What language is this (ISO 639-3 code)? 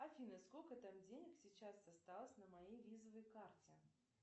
rus